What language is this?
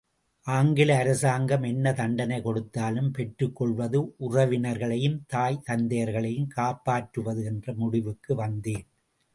Tamil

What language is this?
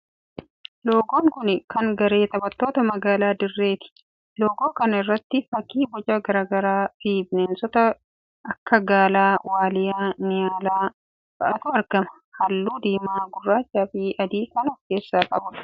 Oromo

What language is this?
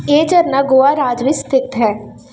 Punjabi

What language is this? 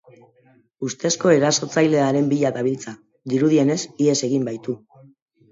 Basque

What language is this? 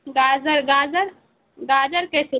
Urdu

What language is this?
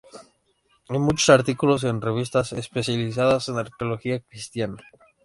Spanish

